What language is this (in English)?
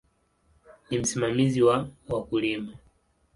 Swahili